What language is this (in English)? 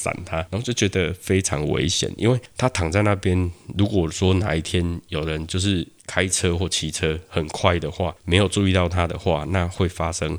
Chinese